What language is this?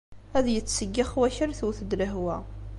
Kabyle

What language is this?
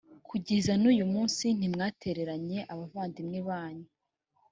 Kinyarwanda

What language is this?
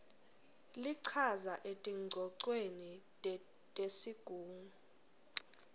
Swati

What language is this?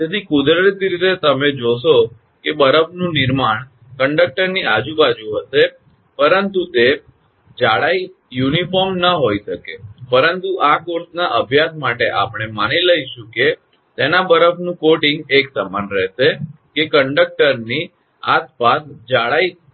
Gujarati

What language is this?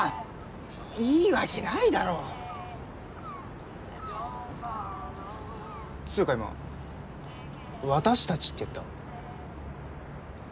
Japanese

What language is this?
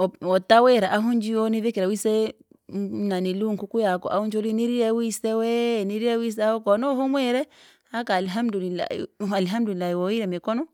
Langi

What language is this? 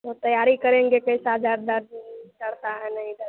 Hindi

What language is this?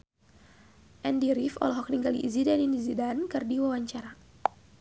Sundanese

